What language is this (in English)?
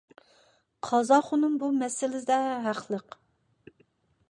Uyghur